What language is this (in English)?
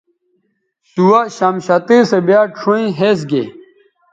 Bateri